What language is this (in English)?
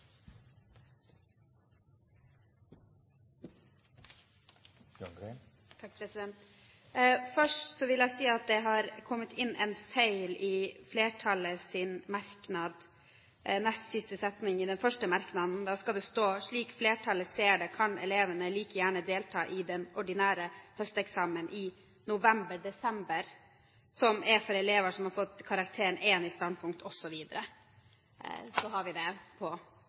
Norwegian